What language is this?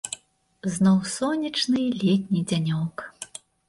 Belarusian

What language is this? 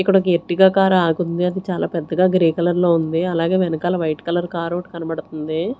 Telugu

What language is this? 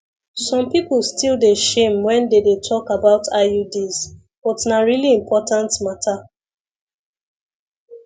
Nigerian Pidgin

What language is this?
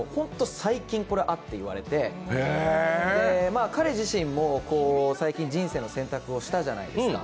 Japanese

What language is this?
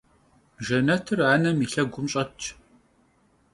Kabardian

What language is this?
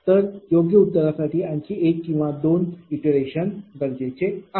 Marathi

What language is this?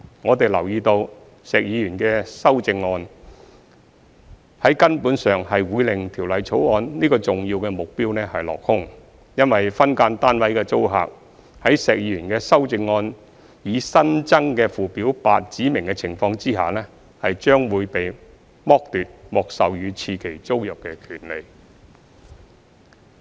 Cantonese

